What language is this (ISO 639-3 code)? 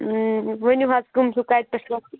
kas